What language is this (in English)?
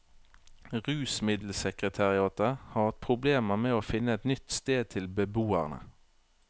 Norwegian